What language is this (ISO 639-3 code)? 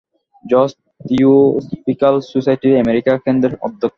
ben